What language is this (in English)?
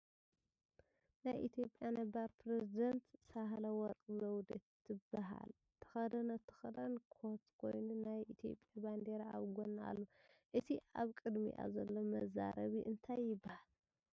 Tigrinya